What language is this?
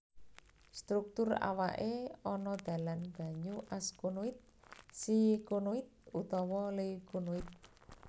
Javanese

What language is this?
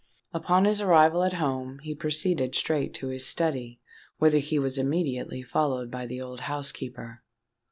English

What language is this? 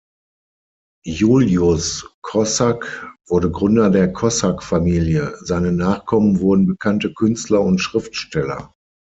German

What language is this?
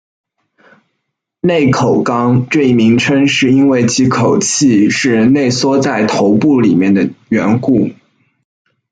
Chinese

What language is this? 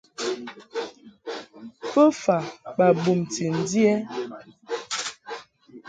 Mungaka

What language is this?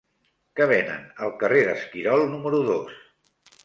Catalan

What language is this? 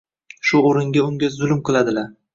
Uzbek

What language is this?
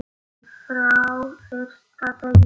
Icelandic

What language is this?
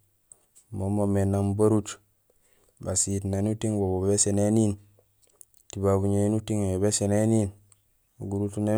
Gusilay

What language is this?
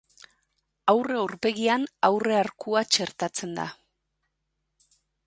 Basque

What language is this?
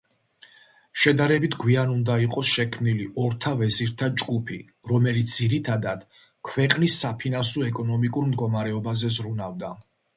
Georgian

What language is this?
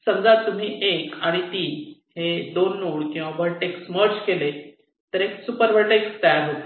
Marathi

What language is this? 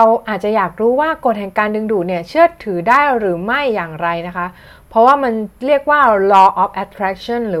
Thai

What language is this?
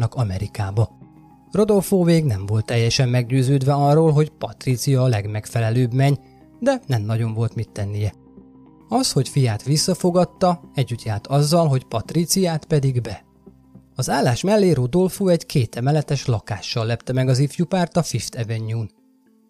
Hungarian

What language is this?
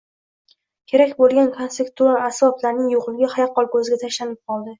Uzbek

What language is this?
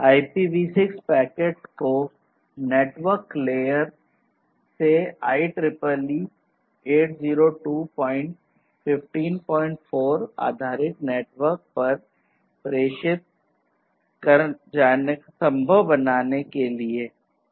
Hindi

